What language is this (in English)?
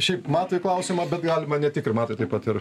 Lithuanian